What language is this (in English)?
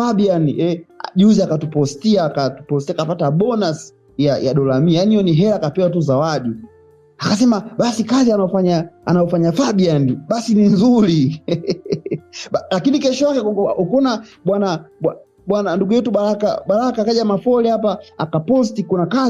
Swahili